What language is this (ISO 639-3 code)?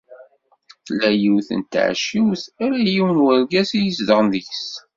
kab